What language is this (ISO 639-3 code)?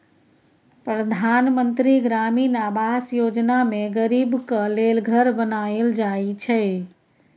mai